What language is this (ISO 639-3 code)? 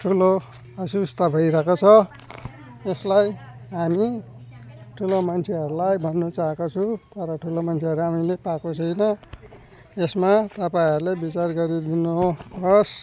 nep